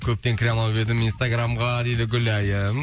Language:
Kazakh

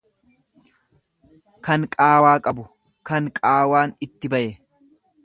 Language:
Oromo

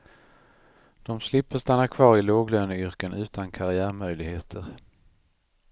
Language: Swedish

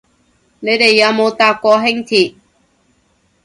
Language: Cantonese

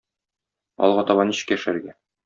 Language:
Tatar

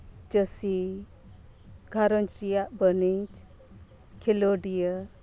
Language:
Santali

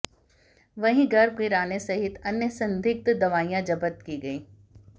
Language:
Hindi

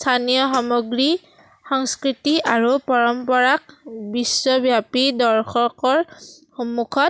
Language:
Assamese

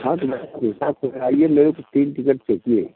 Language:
Hindi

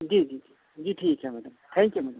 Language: Urdu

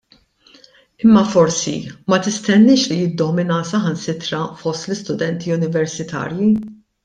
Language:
Maltese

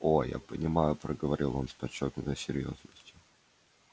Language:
Russian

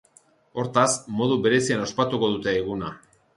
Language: Basque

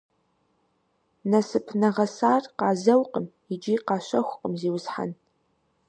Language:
Kabardian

